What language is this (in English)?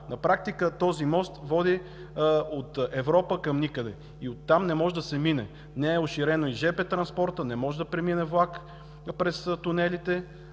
Bulgarian